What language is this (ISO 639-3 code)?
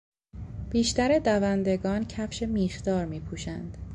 fas